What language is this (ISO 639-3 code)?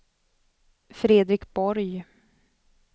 swe